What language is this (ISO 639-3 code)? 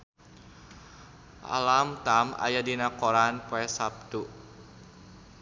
sun